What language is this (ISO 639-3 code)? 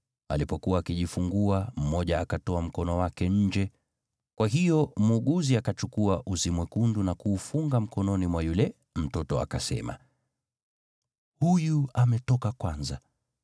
swa